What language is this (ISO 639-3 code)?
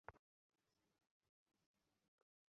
ben